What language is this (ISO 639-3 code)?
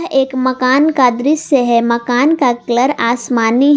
hin